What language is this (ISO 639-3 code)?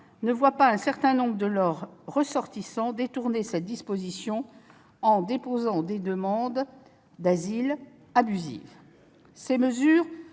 fra